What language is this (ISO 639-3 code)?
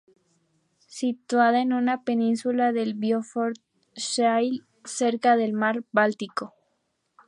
spa